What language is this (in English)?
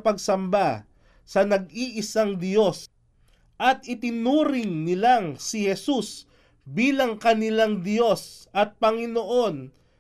Filipino